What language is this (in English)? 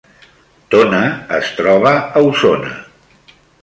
Catalan